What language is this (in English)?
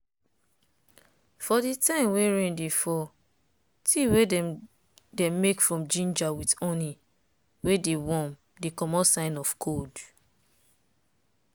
Nigerian Pidgin